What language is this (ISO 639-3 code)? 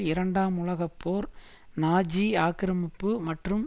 tam